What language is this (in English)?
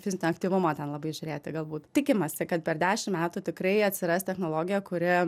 Lithuanian